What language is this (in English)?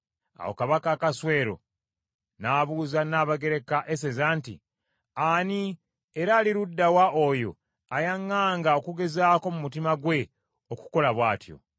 Ganda